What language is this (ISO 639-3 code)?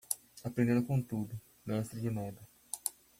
por